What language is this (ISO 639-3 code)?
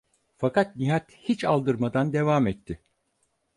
tur